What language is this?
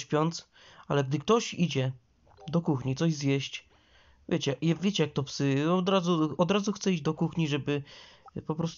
Polish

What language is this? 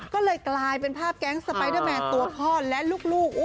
Thai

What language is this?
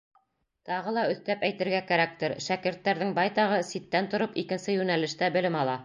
Bashkir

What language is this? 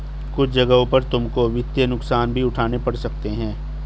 Hindi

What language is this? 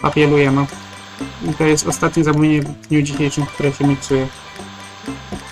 Polish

